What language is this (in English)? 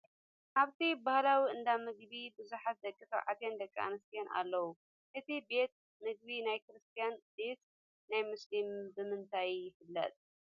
Tigrinya